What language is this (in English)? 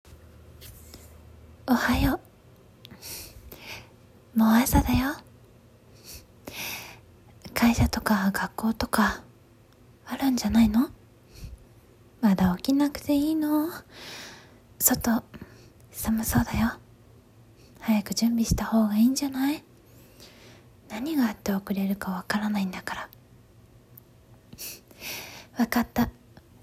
Japanese